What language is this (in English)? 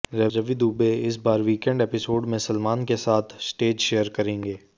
Hindi